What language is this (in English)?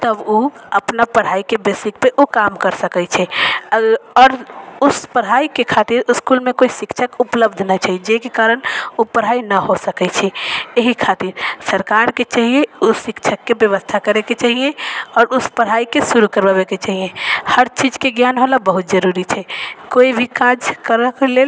Maithili